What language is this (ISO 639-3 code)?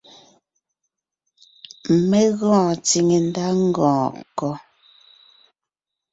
nnh